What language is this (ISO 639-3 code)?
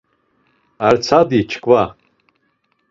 lzz